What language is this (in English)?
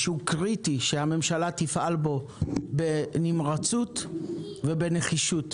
Hebrew